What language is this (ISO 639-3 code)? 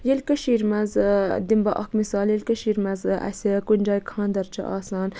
kas